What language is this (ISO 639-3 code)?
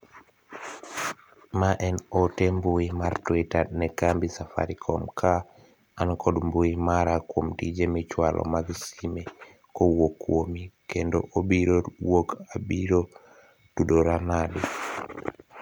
luo